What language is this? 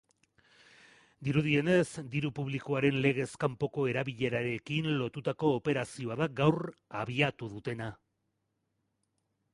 Basque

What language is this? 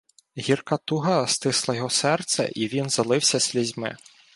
Ukrainian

